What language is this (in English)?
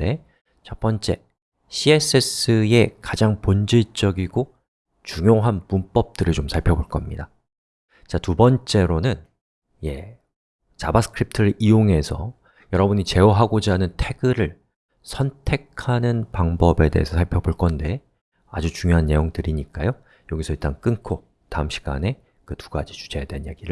Korean